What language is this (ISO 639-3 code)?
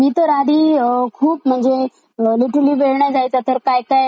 mar